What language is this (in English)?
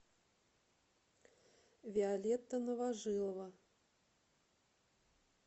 Russian